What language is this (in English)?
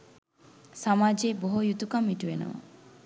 Sinhala